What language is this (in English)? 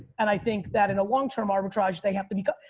English